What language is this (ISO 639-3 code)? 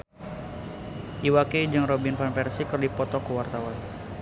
sun